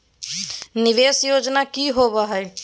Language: Magahi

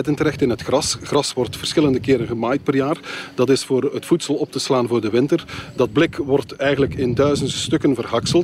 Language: Dutch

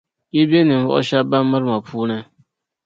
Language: Dagbani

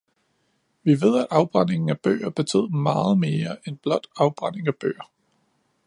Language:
Danish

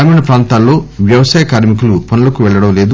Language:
Telugu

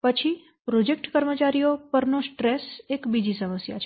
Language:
Gujarati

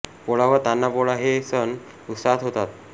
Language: Marathi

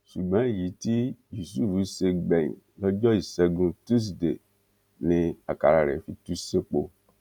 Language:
Yoruba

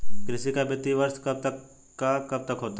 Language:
Hindi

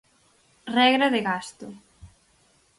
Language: Galician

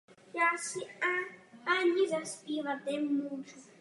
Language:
Czech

